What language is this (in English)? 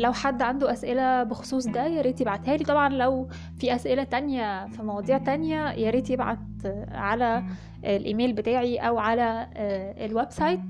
Arabic